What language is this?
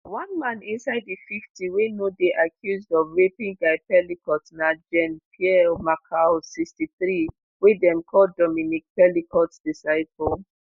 Nigerian Pidgin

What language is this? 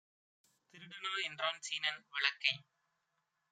Tamil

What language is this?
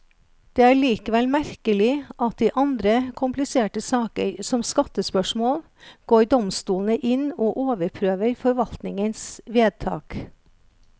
Norwegian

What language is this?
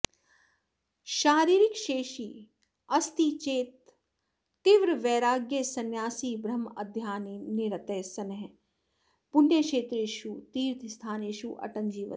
Sanskrit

